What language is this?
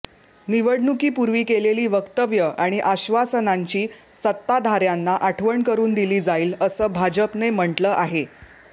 Marathi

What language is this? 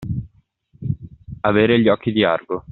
Italian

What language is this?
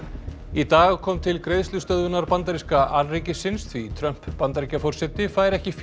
Icelandic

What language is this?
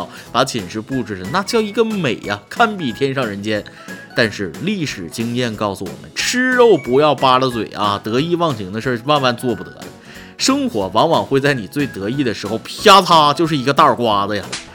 Chinese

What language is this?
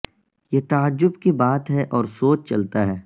Urdu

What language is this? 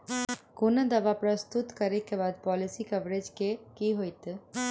Maithili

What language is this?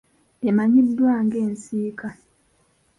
Ganda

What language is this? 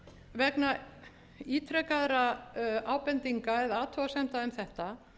Icelandic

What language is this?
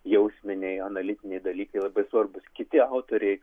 Lithuanian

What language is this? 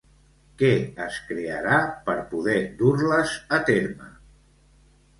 Catalan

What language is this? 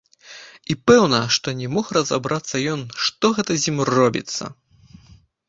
Belarusian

